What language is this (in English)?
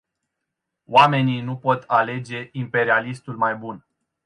Romanian